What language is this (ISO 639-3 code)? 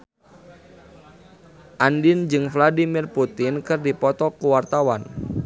sun